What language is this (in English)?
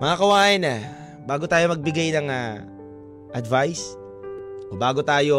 Filipino